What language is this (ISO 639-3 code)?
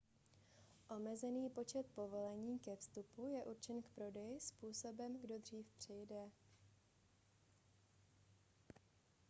ces